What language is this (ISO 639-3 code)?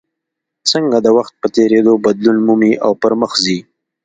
pus